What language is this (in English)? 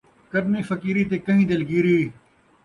Saraiki